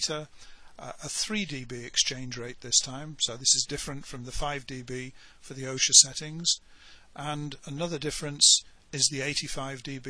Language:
English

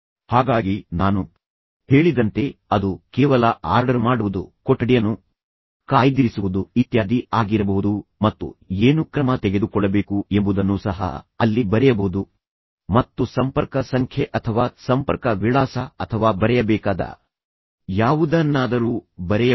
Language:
Kannada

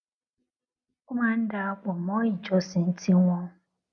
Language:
Yoruba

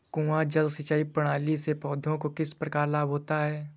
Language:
Hindi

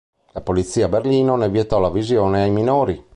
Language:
Italian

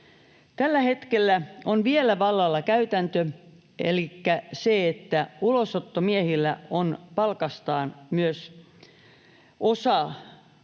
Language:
Finnish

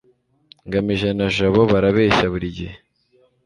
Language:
Kinyarwanda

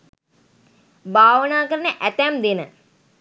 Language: Sinhala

